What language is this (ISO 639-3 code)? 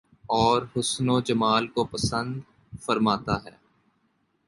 urd